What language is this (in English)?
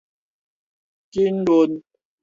Min Nan Chinese